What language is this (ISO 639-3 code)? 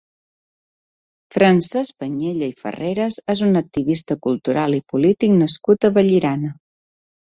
cat